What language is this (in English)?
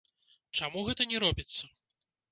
Belarusian